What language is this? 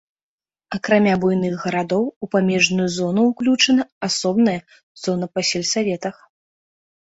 Belarusian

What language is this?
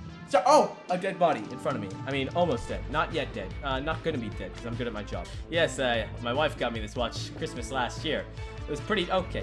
English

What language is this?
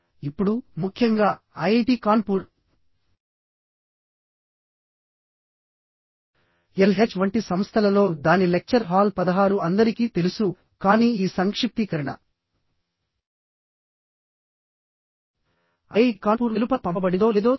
Telugu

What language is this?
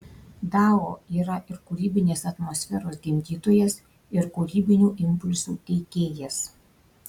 Lithuanian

